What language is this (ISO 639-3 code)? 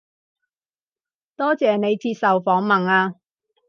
yue